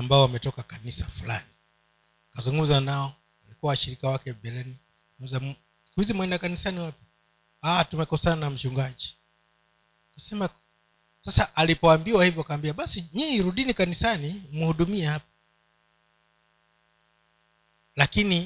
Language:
Swahili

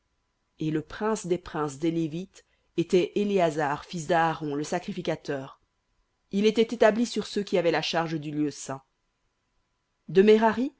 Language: French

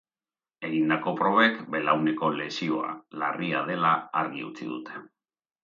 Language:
Basque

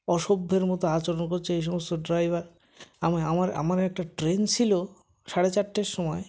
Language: Bangla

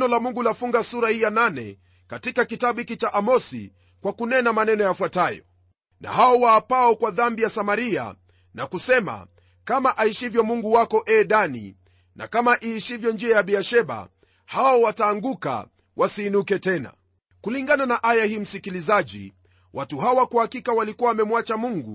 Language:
Swahili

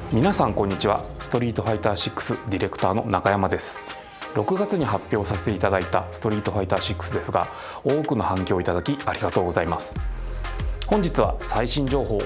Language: Japanese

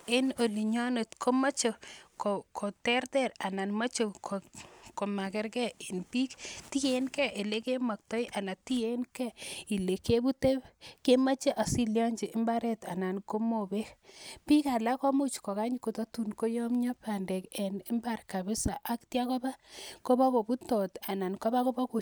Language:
Kalenjin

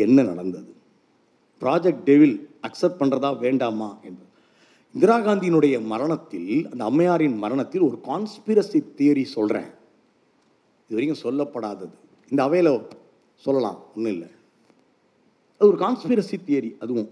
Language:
Tamil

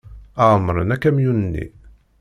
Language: Kabyle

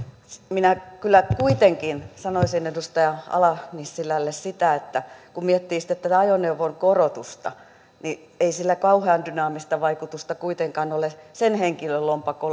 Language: Finnish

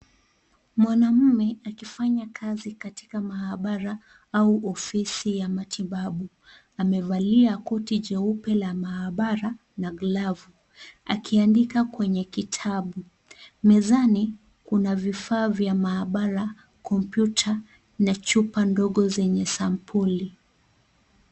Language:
Swahili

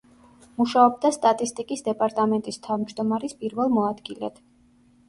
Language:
Georgian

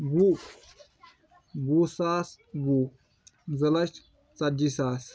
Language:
Kashmiri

